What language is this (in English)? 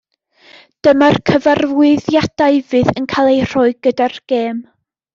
Welsh